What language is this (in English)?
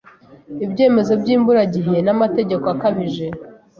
Kinyarwanda